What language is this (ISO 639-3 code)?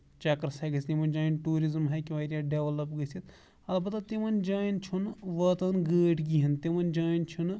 kas